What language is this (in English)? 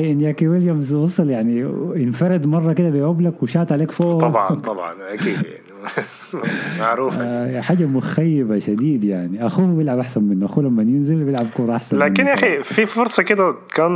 Arabic